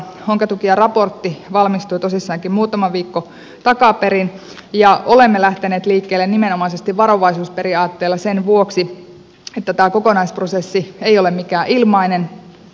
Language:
Finnish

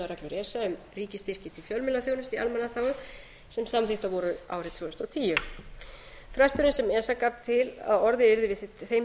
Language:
Icelandic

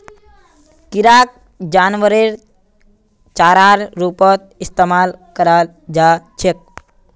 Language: Magahi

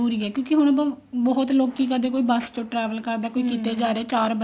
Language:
Punjabi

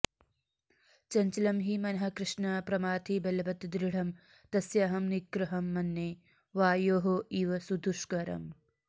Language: Sanskrit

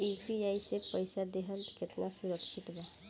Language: Bhojpuri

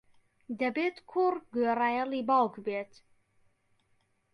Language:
Central Kurdish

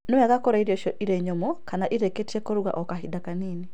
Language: Kikuyu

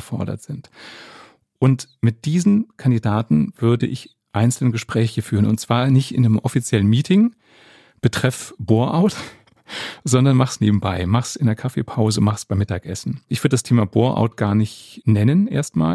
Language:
German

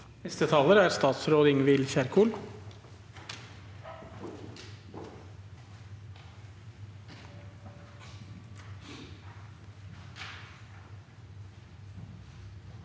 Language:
Norwegian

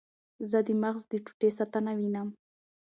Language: Pashto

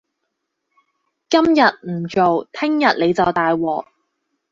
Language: Cantonese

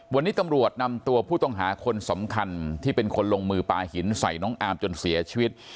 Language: Thai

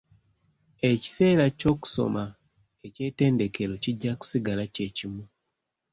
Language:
Ganda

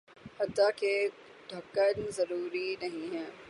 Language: Urdu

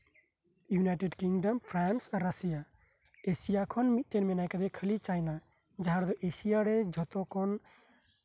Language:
Santali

